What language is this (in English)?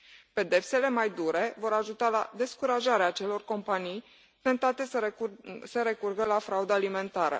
Romanian